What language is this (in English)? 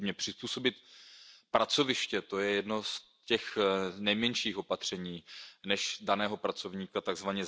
Czech